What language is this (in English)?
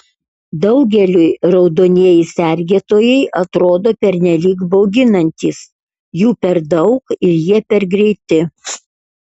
Lithuanian